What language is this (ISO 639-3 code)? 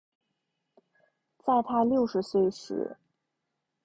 zho